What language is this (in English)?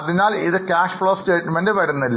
Malayalam